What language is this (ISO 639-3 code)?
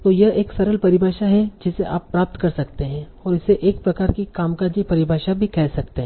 hin